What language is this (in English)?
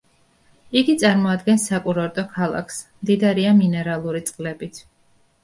Georgian